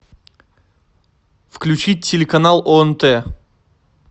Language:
Russian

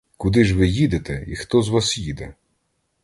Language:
Ukrainian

